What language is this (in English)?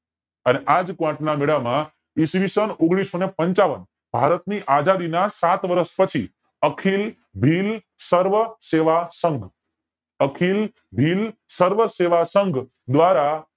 Gujarati